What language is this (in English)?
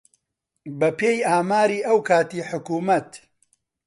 Central Kurdish